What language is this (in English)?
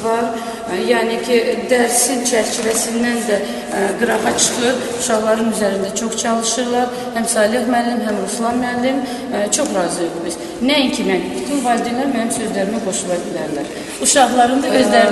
Turkish